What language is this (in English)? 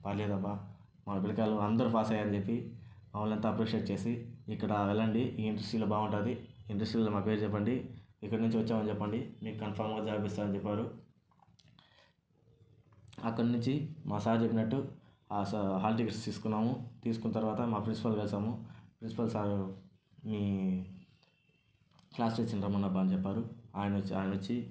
Telugu